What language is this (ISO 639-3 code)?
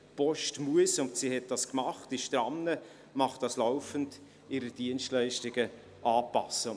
gsw